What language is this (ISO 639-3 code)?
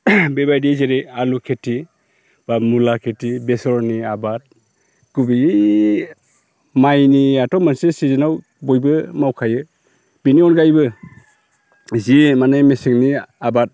brx